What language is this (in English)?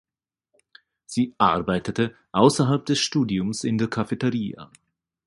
German